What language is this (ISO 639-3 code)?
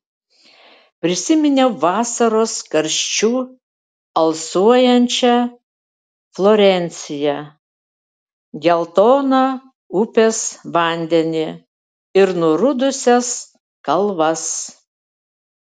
lit